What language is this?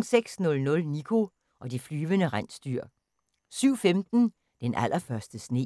Danish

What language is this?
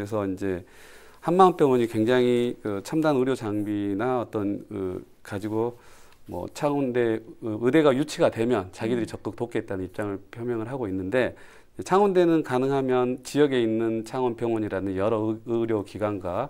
Korean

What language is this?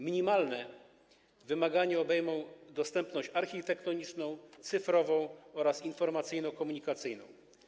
Polish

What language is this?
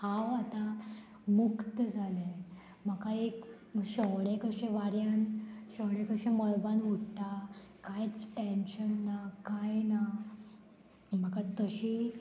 Konkani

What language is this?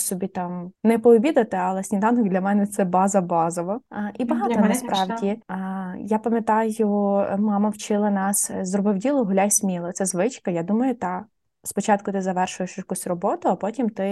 Ukrainian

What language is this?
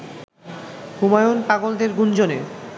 Bangla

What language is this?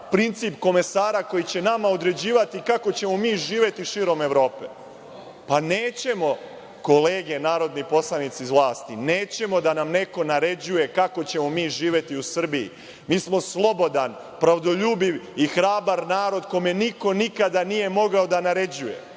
Serbian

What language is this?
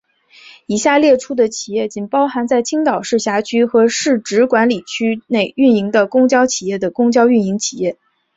Chinese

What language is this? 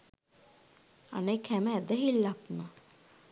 Sinhala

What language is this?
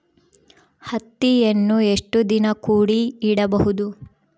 Kannada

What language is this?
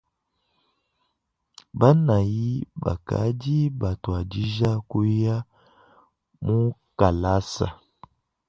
Luba-Lulua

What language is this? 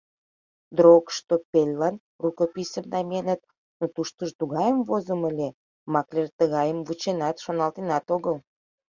Mari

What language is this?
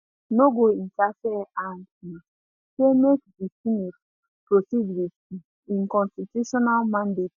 Nigerian Pidgin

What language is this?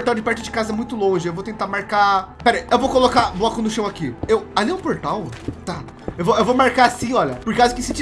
Portuguese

